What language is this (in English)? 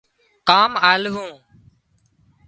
Wadiyara Koli